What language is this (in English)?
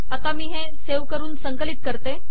Marathi